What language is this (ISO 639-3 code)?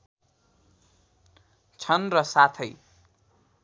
nep